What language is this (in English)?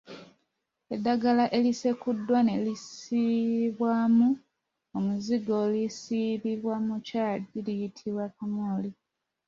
Ganda